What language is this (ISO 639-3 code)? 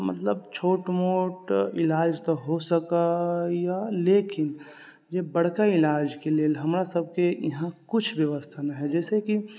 mai